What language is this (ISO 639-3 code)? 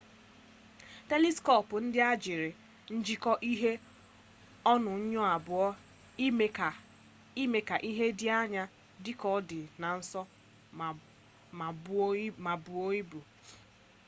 ibo